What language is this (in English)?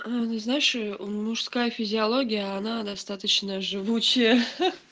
Russian